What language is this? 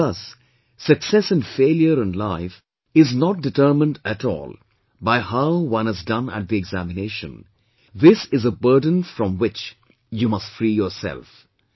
English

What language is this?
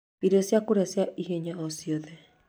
Kikuyu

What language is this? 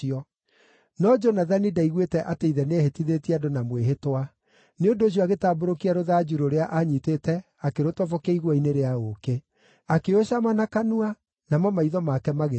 Kikuyu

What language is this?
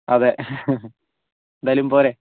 Malayalam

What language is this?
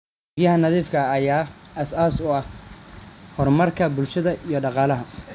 Somali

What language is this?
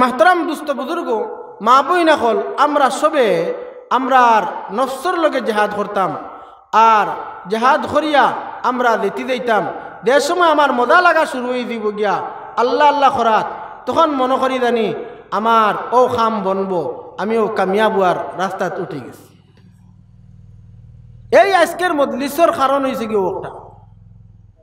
Bangla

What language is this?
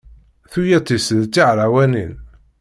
Kabyle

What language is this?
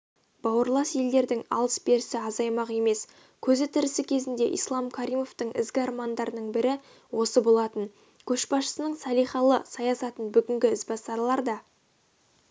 Kazakh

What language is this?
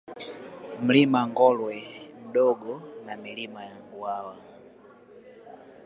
Swahili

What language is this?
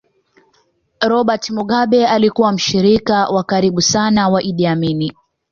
Swahili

